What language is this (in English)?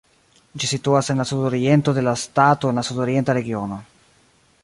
Esperanto